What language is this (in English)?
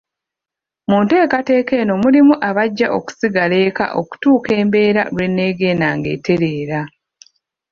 Ganda